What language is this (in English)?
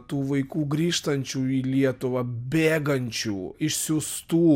Lithuanian